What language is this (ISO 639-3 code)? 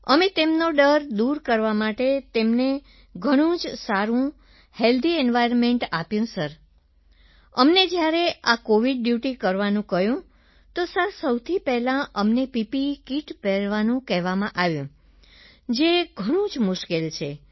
guj